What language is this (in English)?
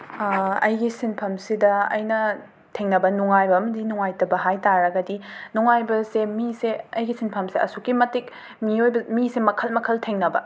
Manipuri